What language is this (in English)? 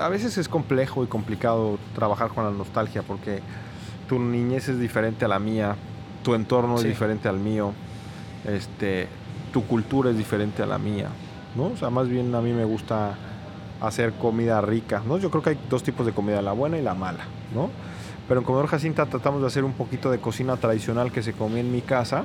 Spanish